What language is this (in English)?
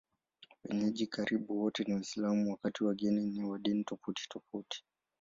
Swahili